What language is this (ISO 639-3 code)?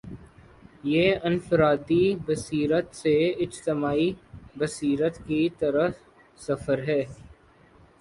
urd